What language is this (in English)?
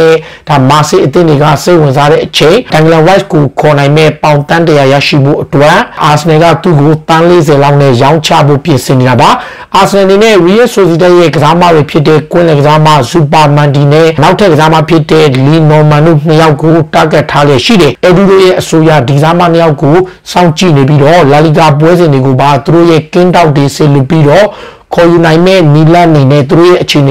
Romanian